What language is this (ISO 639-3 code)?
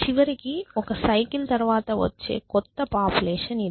tel